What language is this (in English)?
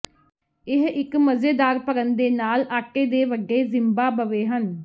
Punjabi